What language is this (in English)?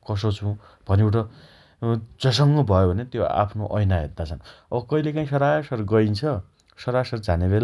Dotyali